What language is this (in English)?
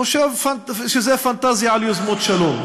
Hebrew